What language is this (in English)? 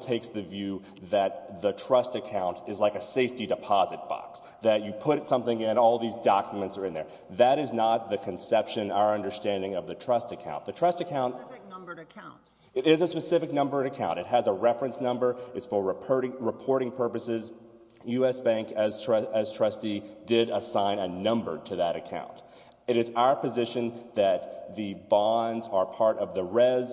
English